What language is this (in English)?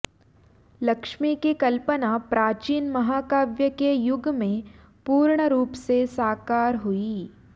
Sanskrit